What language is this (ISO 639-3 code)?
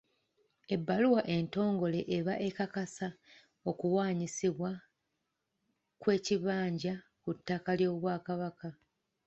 lug